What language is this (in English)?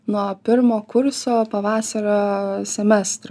Lithuanian